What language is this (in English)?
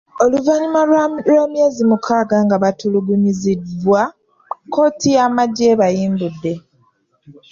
Ganda